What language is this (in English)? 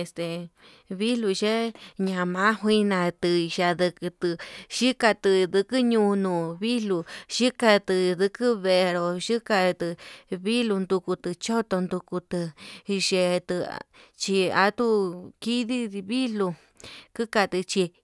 Yutanduchi Mixtec